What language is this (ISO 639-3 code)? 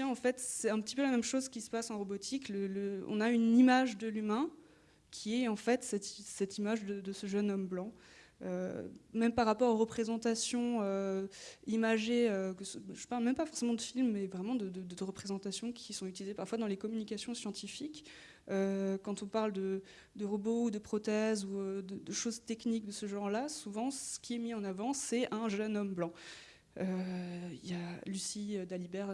fra